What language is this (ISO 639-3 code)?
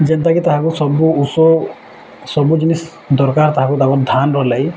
ori